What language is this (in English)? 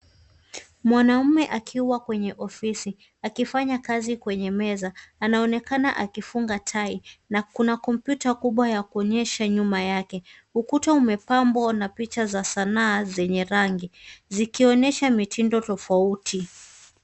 Swahili